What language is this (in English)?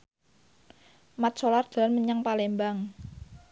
Javanese